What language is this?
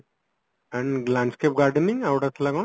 Odia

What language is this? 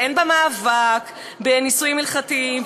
Hebrew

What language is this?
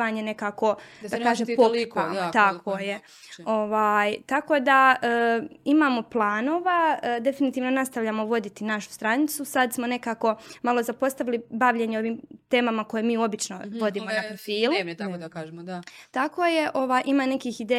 Croatian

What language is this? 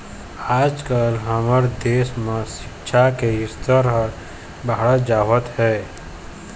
Chhattisgarhi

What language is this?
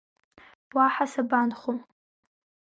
Abkhazian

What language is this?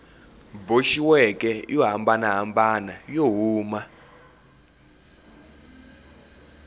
Tsonga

